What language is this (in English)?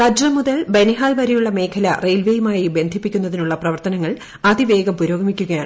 Malayalam